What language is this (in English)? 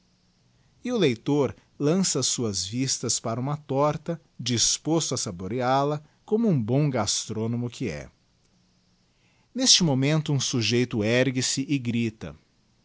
Portuguese